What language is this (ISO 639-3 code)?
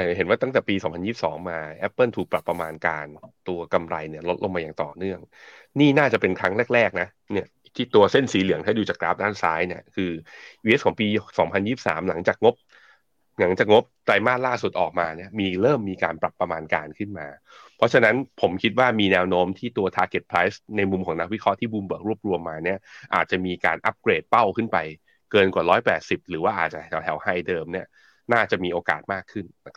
tha